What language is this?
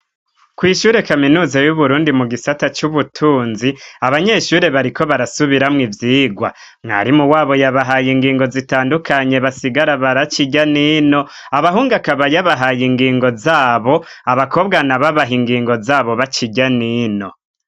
Rundi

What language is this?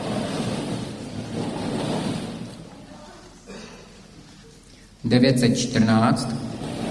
Czech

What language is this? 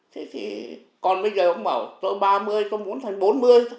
Vietnamese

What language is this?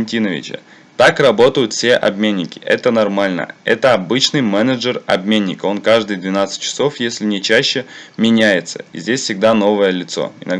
Russian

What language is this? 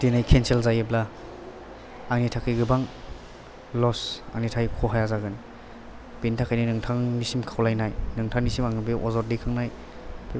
Bodo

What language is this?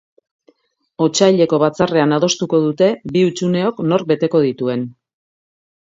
Basque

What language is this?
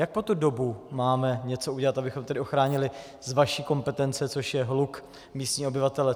Czech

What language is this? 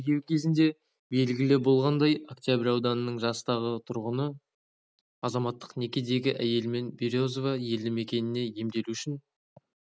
Kazakh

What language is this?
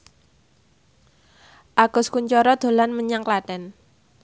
Javanese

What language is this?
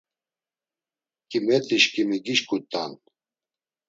Laz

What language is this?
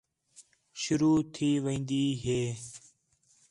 Khetrani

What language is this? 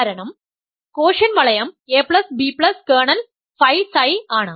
Malayalam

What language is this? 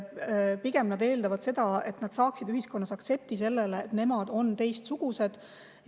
Estonian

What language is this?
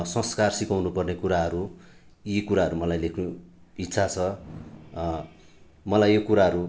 Nepali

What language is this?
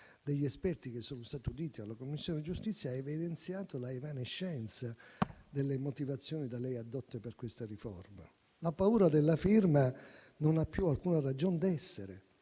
Italian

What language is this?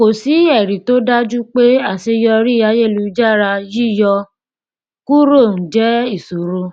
Yoruba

